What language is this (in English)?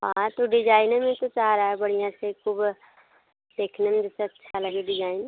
Hindi